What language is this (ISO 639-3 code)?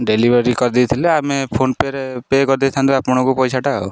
ori